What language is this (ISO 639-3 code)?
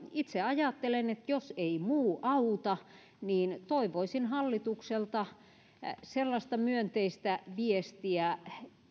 fin